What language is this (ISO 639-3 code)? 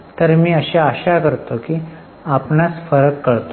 mar